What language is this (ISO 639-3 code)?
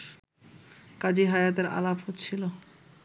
ben